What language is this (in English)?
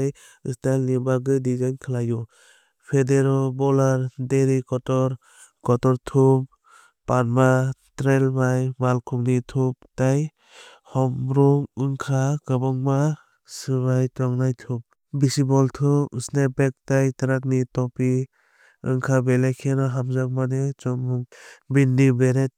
Kok Borok